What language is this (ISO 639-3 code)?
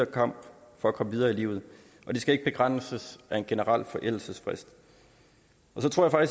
dan